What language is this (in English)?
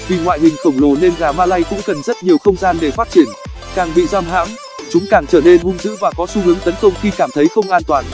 Vietnamese